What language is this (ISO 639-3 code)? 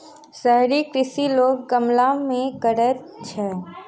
mai